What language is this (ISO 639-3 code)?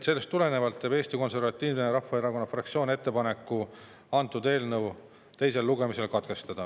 est